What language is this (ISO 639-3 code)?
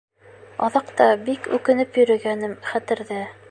bak